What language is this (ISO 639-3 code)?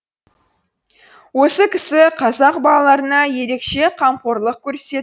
kaz